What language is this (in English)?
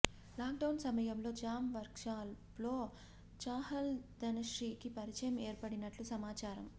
Telugu